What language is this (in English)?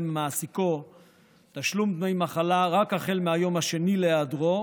Hebrew